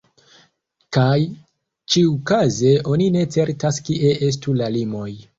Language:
Esperanto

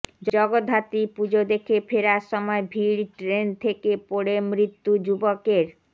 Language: Bangla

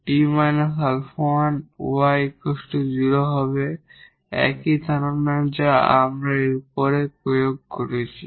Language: Bangla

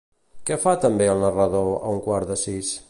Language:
Catalan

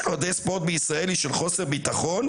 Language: Hebrew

